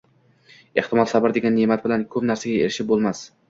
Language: Uzbek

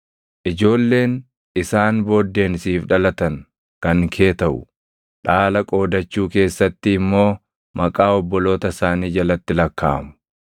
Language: Oromo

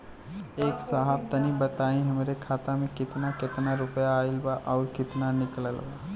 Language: Bhojpuri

